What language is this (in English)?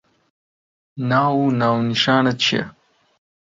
Central Kurdish